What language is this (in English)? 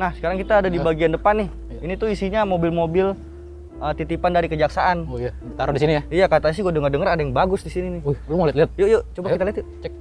Indonesian